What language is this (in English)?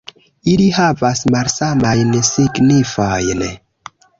Esperanto